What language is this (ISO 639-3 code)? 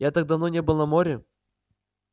rus